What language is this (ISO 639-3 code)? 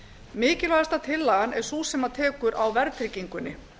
isl